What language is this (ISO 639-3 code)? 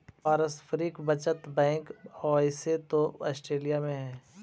mag